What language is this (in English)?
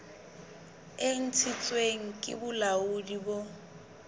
Southern Sotho